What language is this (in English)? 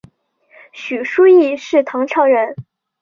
Chinese